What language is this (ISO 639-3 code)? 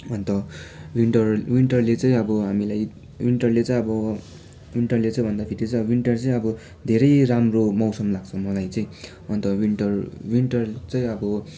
nep